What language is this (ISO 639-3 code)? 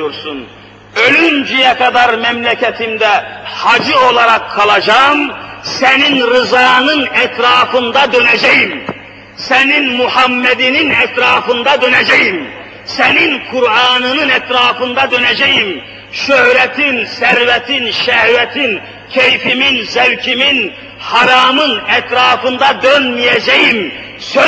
tur